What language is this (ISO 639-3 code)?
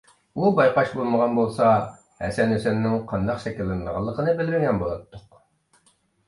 uig